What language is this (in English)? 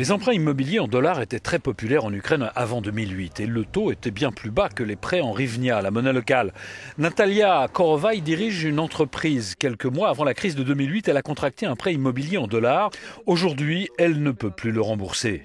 French